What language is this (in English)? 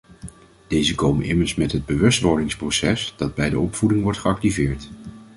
Dutch